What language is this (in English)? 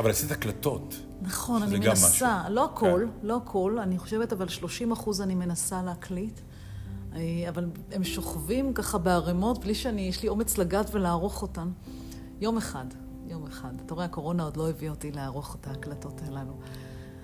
Hebrew